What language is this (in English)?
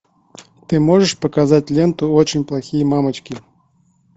Russian